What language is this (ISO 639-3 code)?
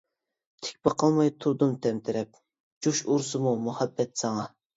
uig